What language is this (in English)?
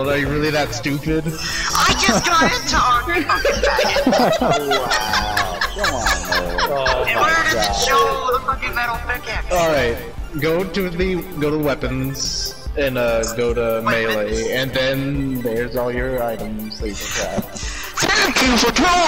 English